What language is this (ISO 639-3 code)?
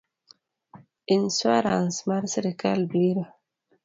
luo